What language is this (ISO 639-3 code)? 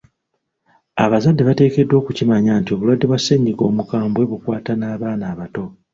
lug